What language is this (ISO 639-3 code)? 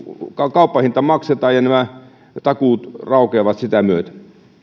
fin